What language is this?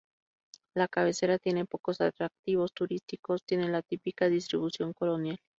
Spanish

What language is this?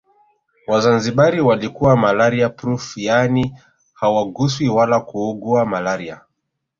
Swahili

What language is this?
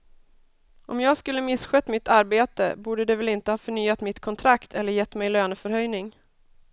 Swedish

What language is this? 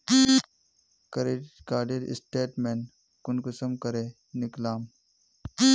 Magahi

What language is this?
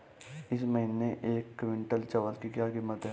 Hindi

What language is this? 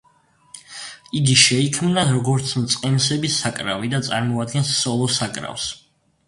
Georgian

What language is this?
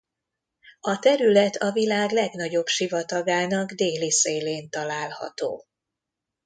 Hungarian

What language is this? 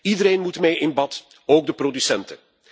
Dutch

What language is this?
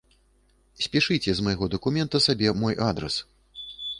Belarusian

